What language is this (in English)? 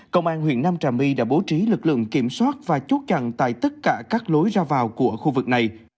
Vietnamese